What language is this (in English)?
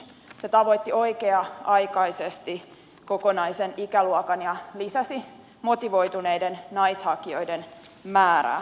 Finnish